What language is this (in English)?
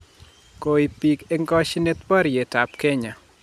Kalenjin